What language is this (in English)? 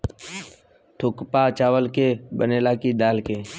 Bhojpuri